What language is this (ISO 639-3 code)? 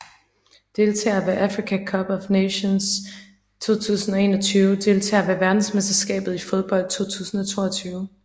dan